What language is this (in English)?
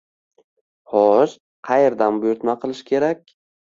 Uzbek